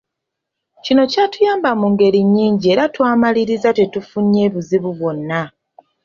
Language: Ganda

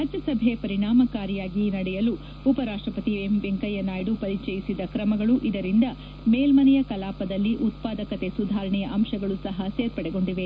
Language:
Kannada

